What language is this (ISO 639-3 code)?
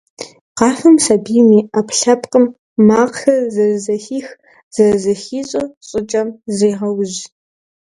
kbd